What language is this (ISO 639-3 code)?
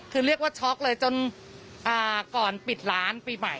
tha